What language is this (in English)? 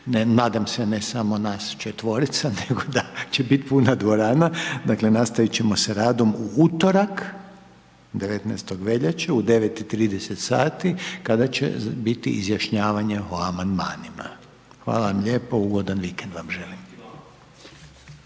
Croatian